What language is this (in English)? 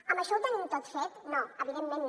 Catalan